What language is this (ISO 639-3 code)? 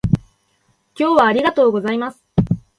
jpn